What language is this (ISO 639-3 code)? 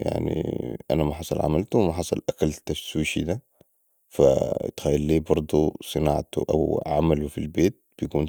apd